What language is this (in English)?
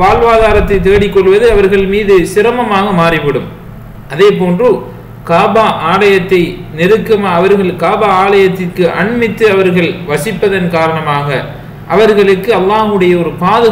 Arabic